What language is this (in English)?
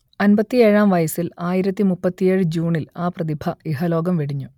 Malayalam